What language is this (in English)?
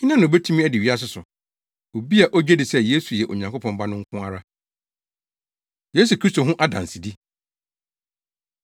Akan